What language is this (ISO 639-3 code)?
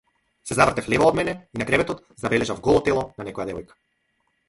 mkd